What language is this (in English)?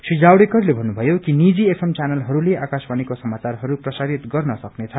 Nepali